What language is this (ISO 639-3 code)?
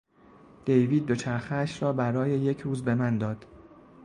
fas